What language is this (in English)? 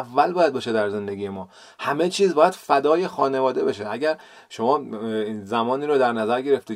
Persian